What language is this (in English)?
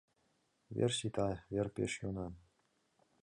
Mari